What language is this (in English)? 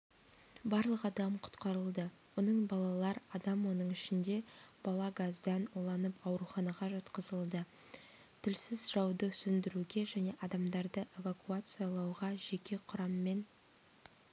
Kazakh